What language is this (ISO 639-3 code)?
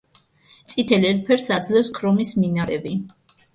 kat